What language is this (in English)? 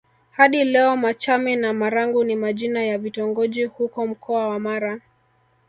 Swahili